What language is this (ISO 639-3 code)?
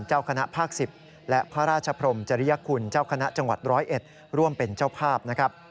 tha